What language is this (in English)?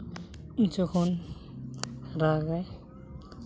Santali